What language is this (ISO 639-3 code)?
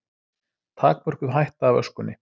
isl